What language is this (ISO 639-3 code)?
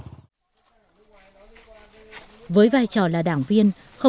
vie